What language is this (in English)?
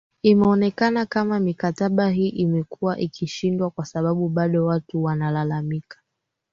Swahili